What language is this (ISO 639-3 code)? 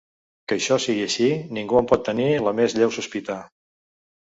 cat